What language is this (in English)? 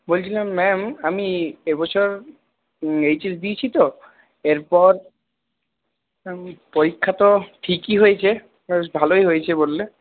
Bangla